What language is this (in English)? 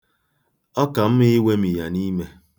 Igbo